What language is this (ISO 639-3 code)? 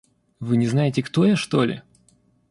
rus